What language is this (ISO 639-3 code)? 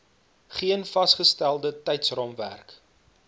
afr